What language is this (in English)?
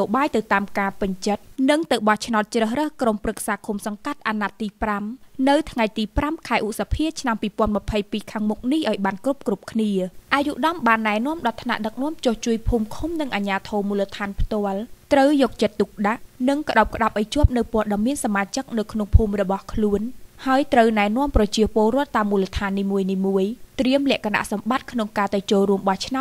Thai